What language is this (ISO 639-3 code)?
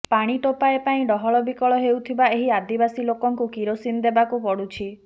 ori